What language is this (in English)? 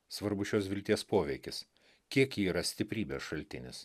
Lithuanian